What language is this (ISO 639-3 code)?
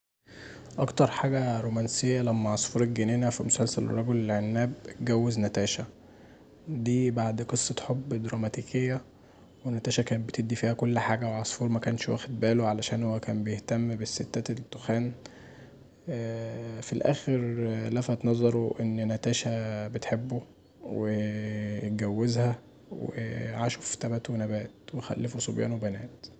arz